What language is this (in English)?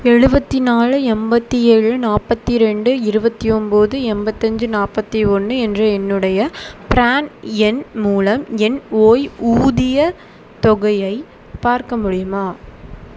Tamil